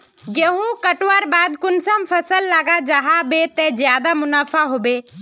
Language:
Magahi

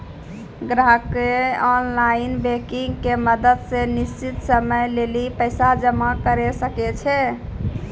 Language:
Maithili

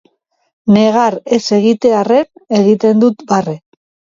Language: Basque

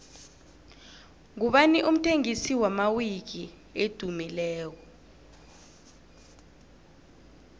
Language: South Ndebele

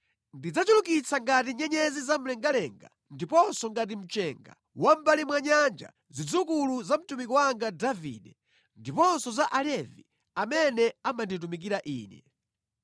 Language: Nyanja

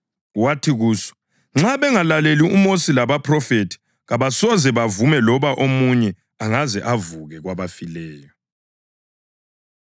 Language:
North Ndebele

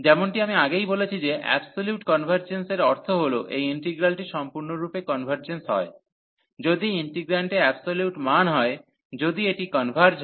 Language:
Bangla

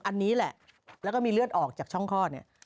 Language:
Thai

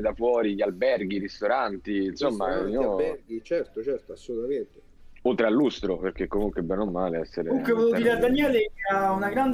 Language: Italian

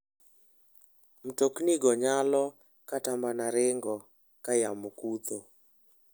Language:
Luo (Kenya and Tanzania)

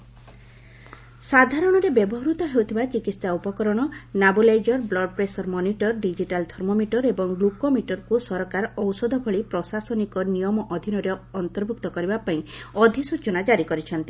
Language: Odia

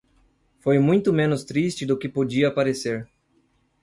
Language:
Portuguese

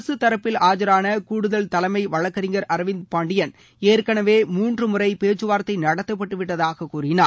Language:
Tamil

